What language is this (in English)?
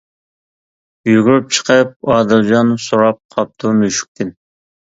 Uyghur